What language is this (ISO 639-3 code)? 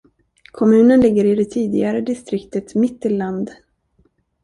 swe